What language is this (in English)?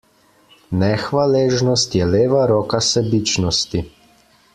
Slovenian